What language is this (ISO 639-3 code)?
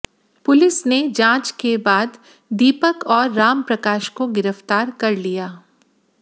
hin